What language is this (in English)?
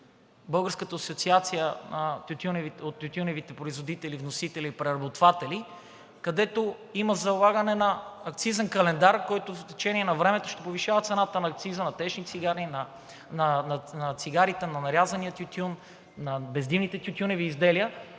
Bulgarian